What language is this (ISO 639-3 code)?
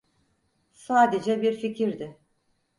tur